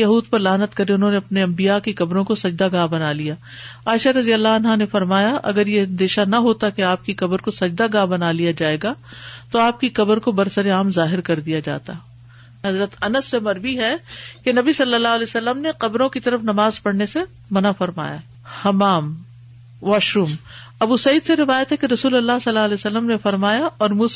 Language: Urdu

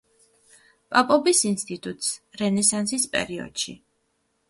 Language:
Georgian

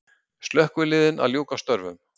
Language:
Icelandic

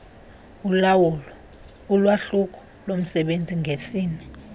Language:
Xhosa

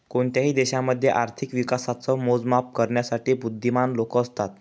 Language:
Marathi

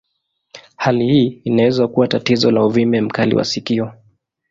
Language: Swahili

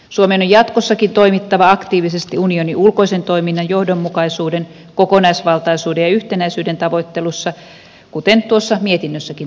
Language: Finnish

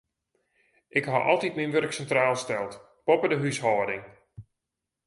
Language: Western Frisian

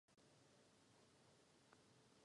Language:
Czech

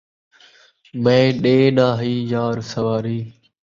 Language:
Saraiki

